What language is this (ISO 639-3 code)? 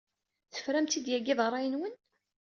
kab